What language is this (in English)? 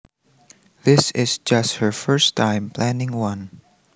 Javanese